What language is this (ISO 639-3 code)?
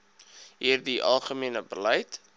afr